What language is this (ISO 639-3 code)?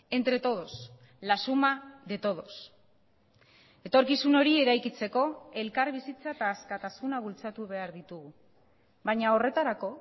eus